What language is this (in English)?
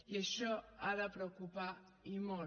Catalan